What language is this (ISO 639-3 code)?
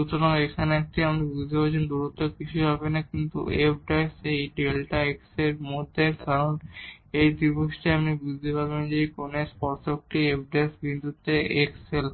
ben